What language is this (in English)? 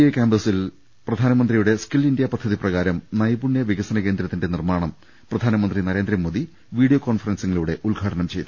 Malayalam